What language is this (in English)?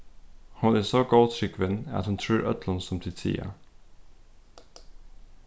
Faroese